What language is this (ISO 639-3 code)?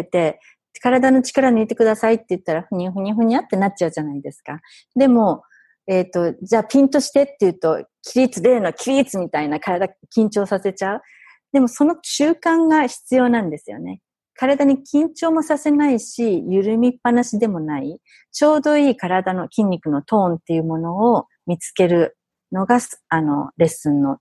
jpn